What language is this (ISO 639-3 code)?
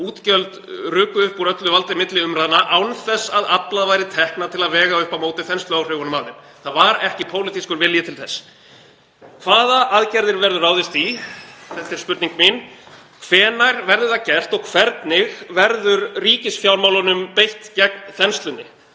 isl